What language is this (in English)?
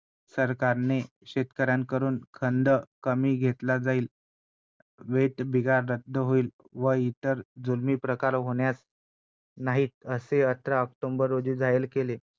Marathi